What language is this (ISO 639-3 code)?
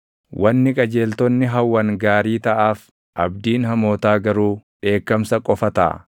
orm